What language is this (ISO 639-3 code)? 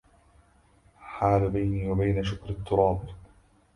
ara